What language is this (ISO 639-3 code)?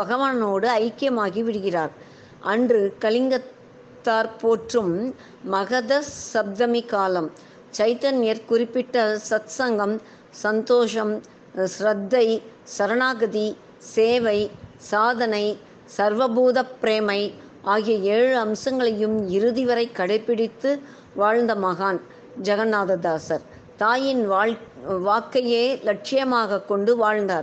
tam